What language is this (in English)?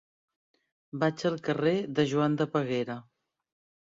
Catalan